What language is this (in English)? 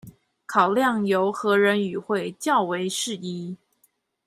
Chinese